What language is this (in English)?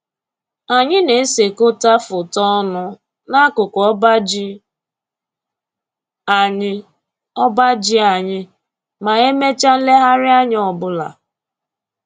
Igbo